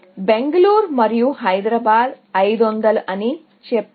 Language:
Telugu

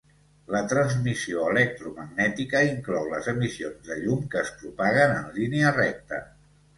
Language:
Catalan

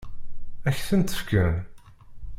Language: Kabyle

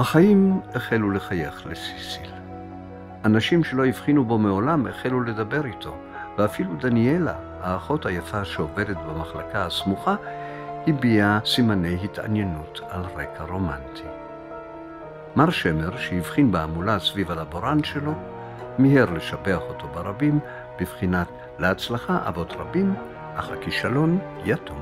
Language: Hebrew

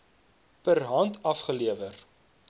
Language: Afrikaans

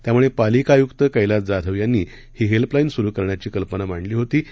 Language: Marathi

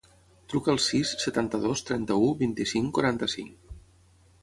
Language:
Catalan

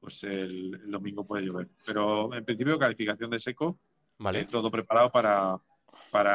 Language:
Spanish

